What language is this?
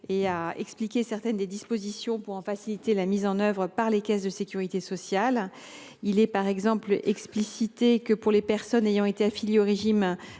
French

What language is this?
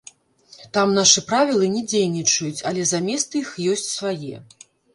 Belarusian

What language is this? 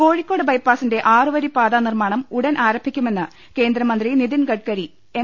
Malayalam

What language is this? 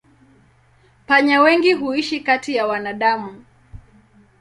Swahili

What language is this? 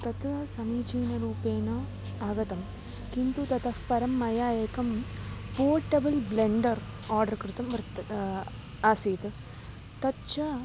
Sanskrit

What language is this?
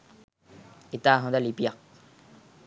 Sinhala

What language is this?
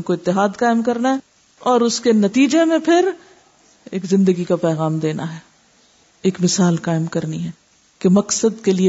Urdu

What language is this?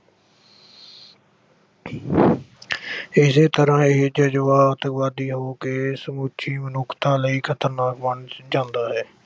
Punjabi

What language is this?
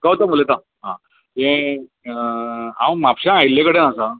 Konkani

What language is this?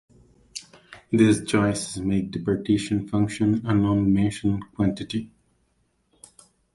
English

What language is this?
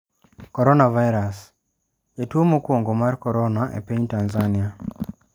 Luo (Kenya and Tanzania)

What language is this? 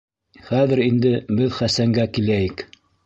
Bashkir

